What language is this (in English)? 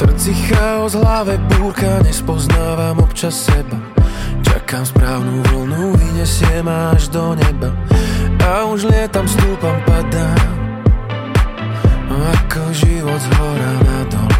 Slovak